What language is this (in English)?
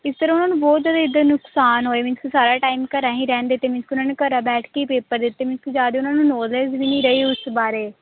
Punjabi